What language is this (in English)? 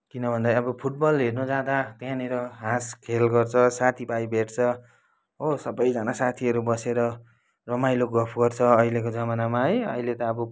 Nepali